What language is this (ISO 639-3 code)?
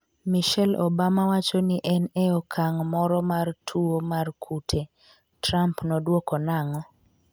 luo